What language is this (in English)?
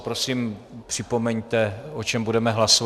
Czech